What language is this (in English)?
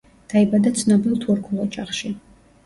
Georgian